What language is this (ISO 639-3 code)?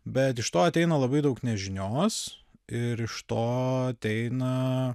lit